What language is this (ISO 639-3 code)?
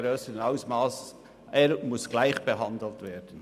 gsw